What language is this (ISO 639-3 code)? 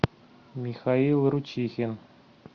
rus